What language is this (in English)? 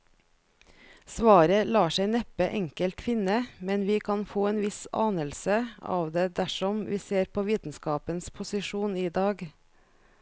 Norwegian